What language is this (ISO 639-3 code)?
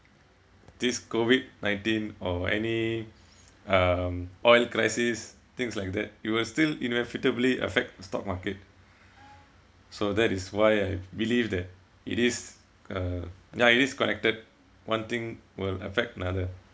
eng